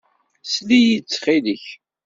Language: Kabyle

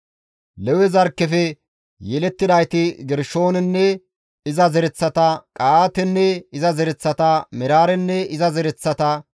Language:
Gamo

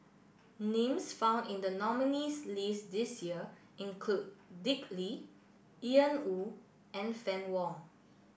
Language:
English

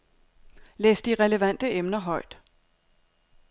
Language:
Danish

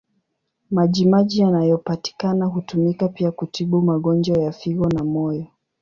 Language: Swahili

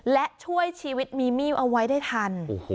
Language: Thai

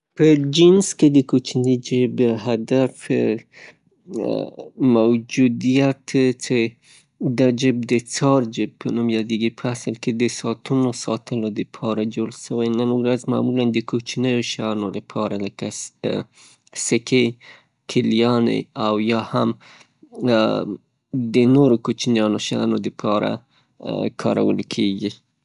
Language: Pashto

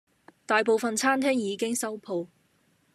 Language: Cantonese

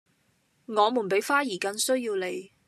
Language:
Cantonese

